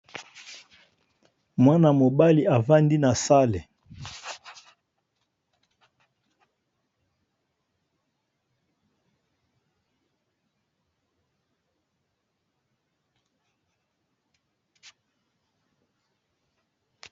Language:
Lingala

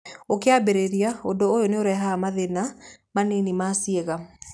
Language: Kikuyu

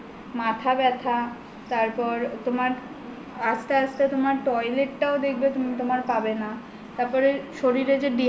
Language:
Bangla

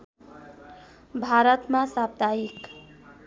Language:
Nepali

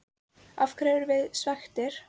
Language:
Icelandic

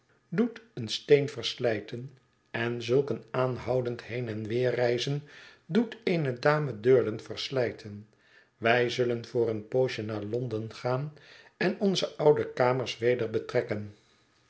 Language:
Dutch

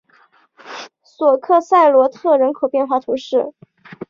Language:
Chinese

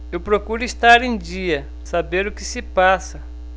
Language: Portuguese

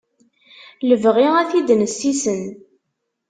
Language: Kabyle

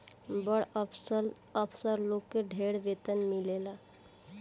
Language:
Bhojpuri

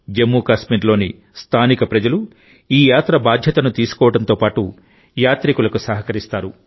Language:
Telugu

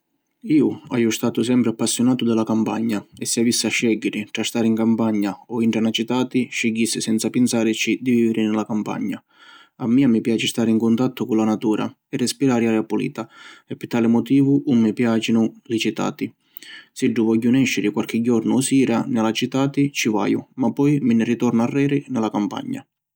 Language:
Sicilian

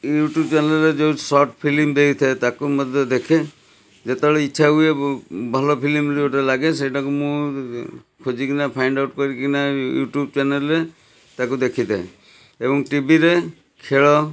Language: Odia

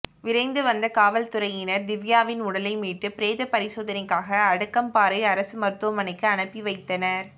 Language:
Tamil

